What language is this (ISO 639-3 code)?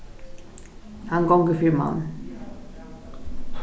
fao